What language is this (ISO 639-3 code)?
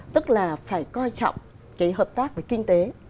vie